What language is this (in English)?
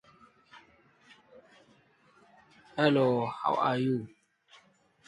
English